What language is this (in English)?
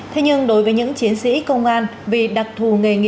Vietnamese